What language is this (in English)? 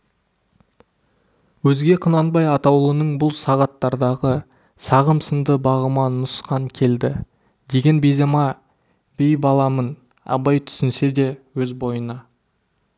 Kazakh